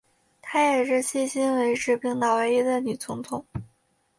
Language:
Chinese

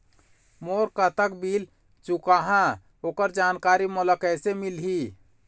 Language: Chhattisgarhi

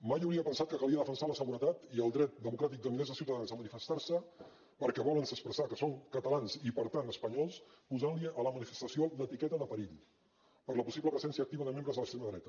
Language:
Catalan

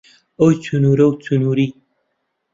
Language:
Central Kurdish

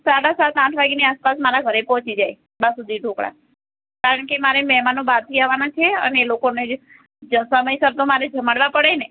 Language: Gujarati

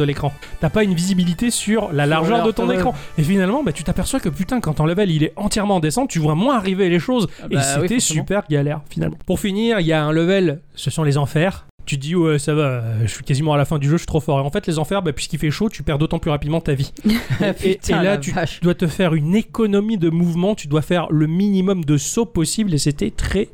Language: French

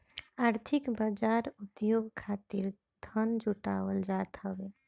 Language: Bhojpuri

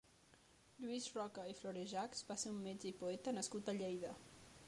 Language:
Catalan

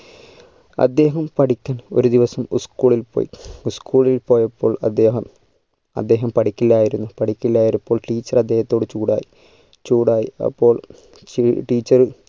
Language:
Malayalam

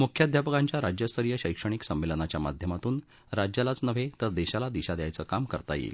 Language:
Marathi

